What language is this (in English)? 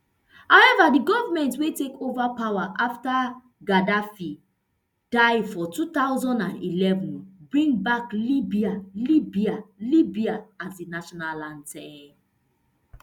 Nigerian Pidgin